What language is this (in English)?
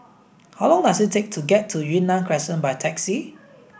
English